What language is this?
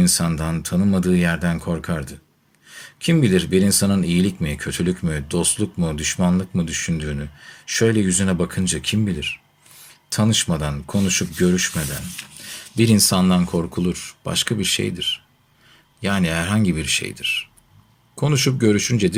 Turkish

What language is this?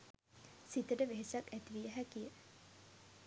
Sinhala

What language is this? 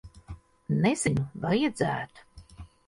Latvian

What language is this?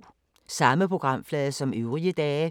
Danish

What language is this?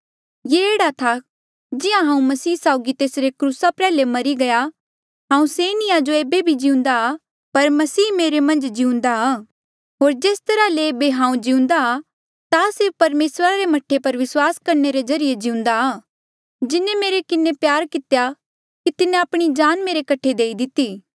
Mandeali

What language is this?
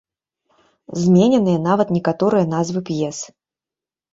Belarusian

